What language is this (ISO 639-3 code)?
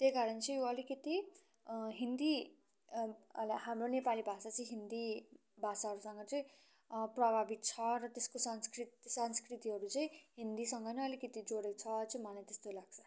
nep